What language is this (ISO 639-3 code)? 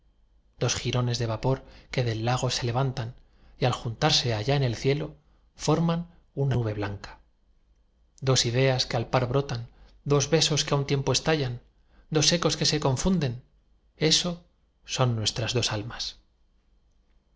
spa